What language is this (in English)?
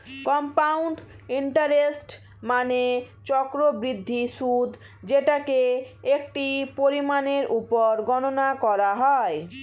Bangla